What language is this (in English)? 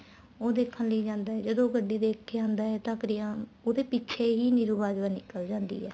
Punjabi